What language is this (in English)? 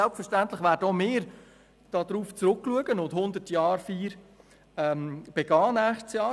Swiss German